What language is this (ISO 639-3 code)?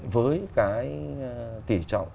vie